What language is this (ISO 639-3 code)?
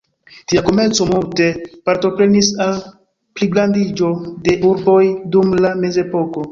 epo